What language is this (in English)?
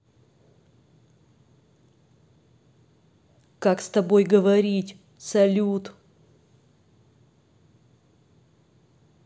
Russian